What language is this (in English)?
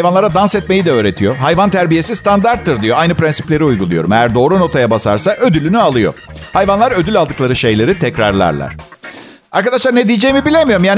Turkish